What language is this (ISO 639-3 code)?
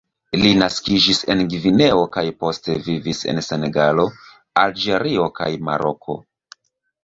epo